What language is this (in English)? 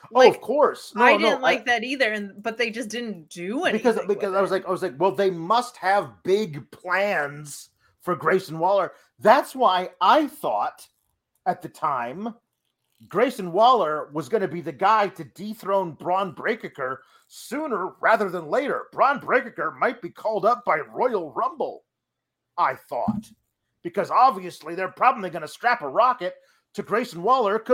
English